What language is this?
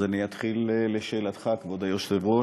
Hebrew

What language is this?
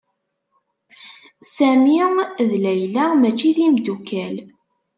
Kabyle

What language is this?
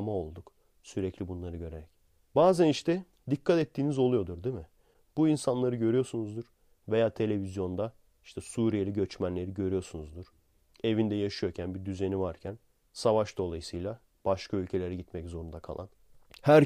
Turkish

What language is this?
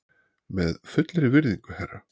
Icelandic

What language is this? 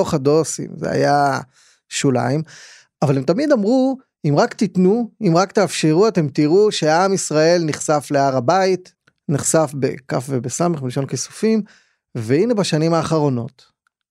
Hebrew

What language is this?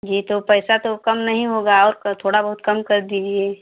Hindi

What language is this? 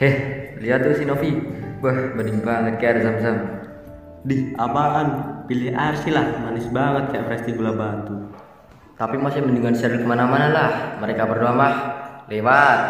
Indonesian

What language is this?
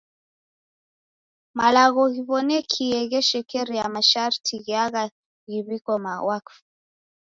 Taita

